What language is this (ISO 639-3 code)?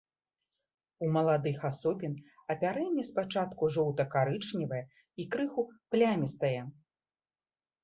bel